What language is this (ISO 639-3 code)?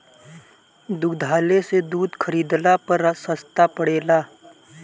bho